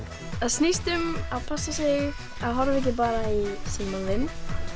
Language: Icelandic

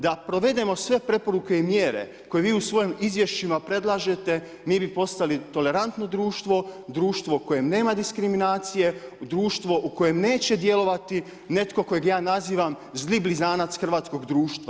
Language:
Croatian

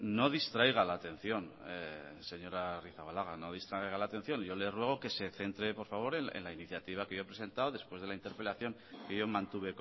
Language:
Spanish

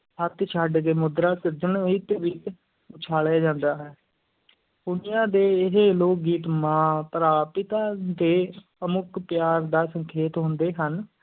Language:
Punjabi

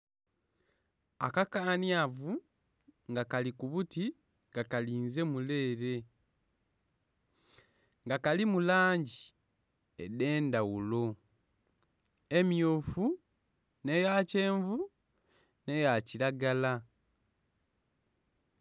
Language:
Soga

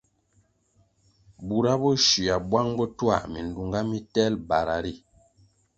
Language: Kwasio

